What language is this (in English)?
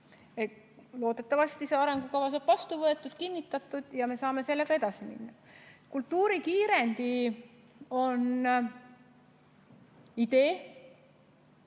Estonian